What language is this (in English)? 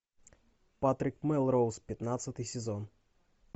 Russian